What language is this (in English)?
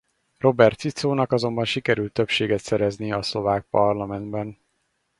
Hungarian